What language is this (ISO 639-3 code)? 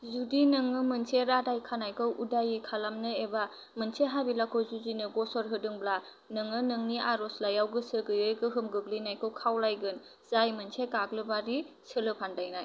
brx